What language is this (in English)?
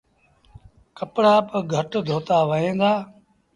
Sindhi Bhil